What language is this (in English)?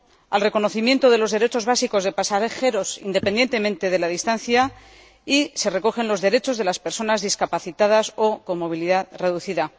Spanish